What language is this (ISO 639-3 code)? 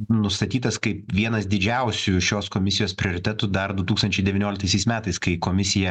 lit